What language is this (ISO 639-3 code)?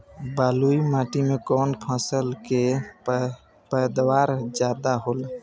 bho